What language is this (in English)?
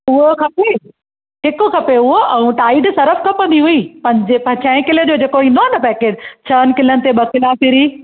Sindhi